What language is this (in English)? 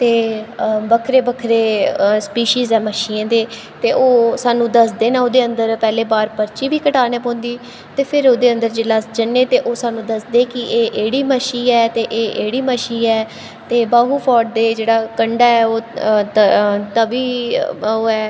Dogri